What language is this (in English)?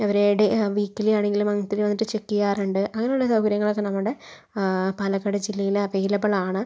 Malayalam